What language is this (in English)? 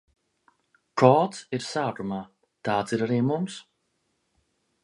Latvian